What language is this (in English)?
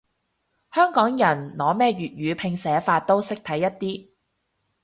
Cantonese